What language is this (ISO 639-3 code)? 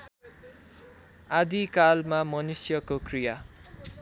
nep